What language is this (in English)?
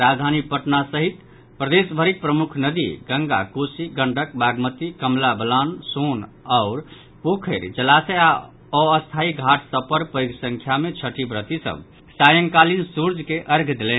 Maithili